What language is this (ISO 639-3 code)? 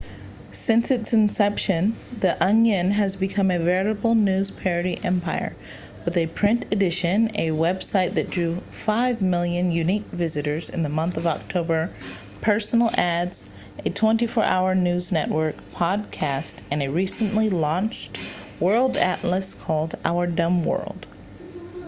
eng